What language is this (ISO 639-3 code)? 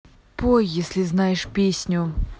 rus